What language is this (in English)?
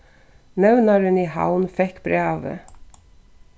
Faroese